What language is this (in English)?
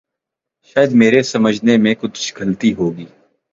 Urdu